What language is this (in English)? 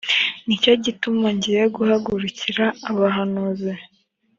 Kinyarwanda